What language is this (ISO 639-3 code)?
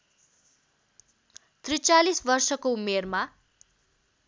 nep